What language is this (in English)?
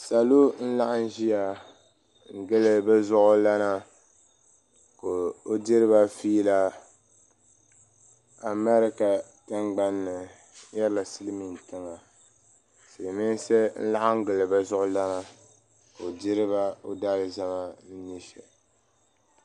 Dagbani